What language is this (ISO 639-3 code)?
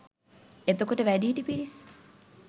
sin